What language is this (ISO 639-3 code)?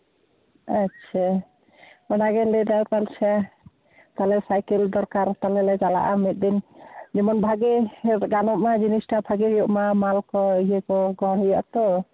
sat